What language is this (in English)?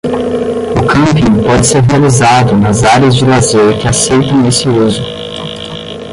Portuguese